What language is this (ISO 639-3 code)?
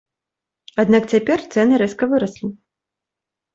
bel